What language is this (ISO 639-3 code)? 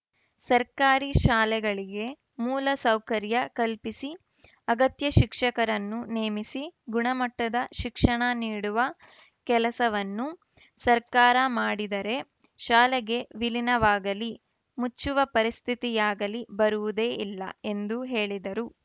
kan